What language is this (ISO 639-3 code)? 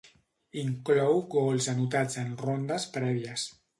cat